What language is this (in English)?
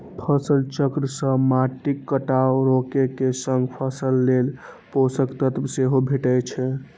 Maithili